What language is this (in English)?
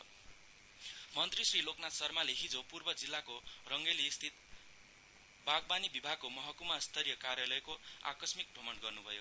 Nepali